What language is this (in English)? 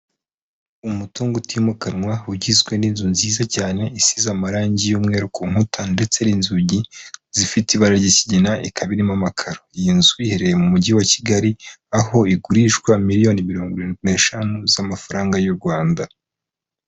Kinyarwanda